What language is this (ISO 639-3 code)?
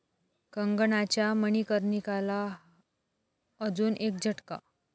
mar